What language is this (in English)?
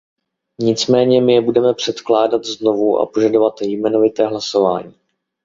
Czech